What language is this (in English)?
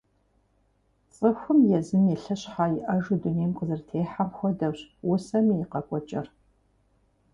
Kabardian